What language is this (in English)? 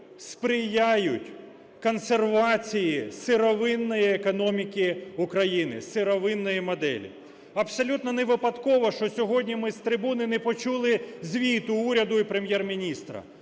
Ukrainian